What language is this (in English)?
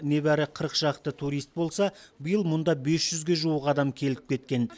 Kazakh